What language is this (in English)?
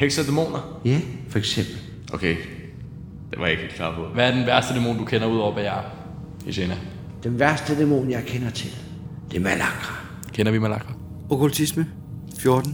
Danish